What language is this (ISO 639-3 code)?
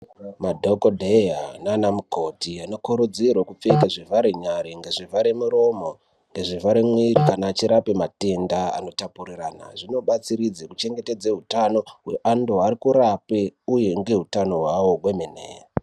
ndc